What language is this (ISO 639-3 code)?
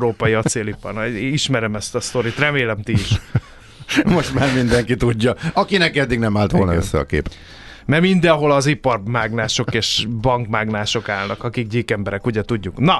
hun